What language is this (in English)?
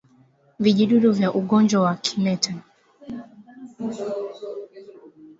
Swahili